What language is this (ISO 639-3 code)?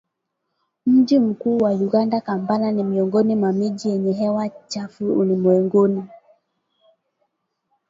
swa